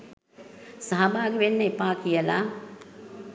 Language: Sinhala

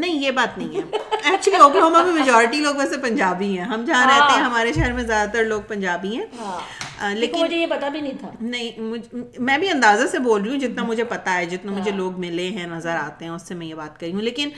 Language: Urdu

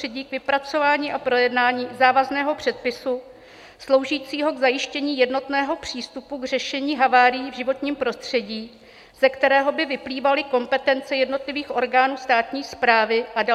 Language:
Czech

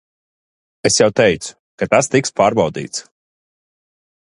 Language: Latvian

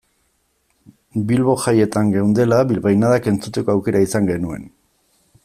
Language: Basque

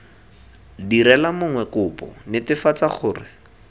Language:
Tswana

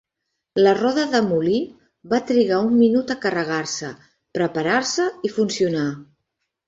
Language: Catalan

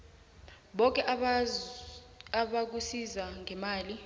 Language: South Ndebele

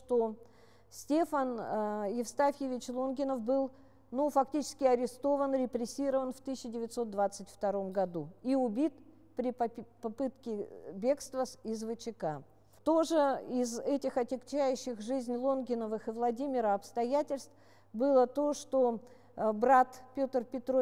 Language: Russian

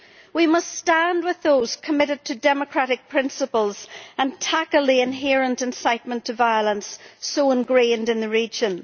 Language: English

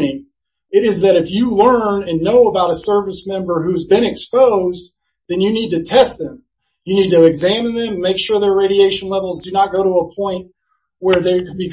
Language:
English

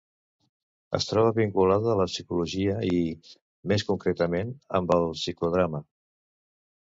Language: Catalan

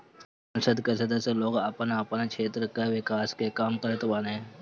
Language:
Bhojpuri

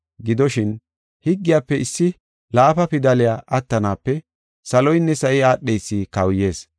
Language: Gofa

